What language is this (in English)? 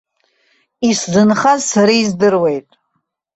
Abkhazian